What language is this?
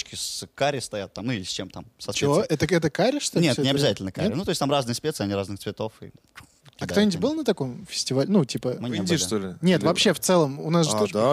Russian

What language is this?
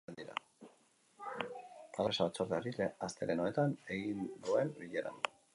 Basque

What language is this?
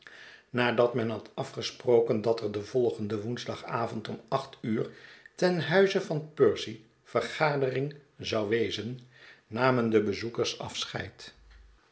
Dutch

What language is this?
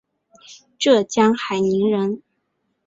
Chinese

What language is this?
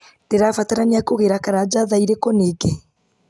Kikuyu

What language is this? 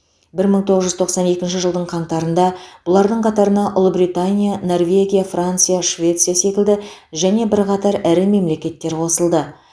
Kazakh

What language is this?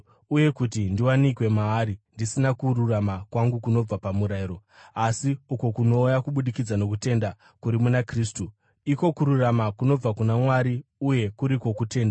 Shona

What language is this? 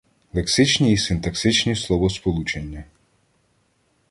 Ukrainian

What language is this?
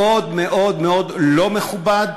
Hebrew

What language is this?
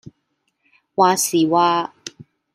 Cantonese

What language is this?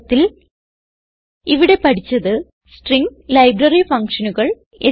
Malayalam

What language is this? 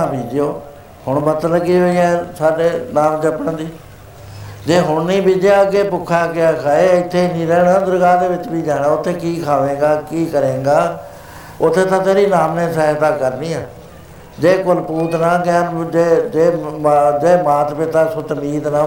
Punjabi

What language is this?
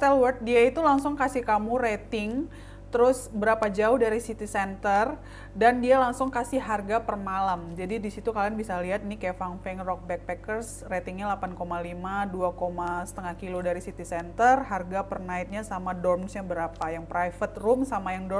Indonesian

